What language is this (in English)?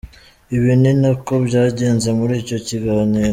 Kinyarwanda